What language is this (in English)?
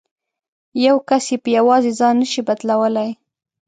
Pashto